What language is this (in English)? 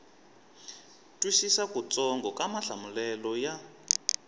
Tsonga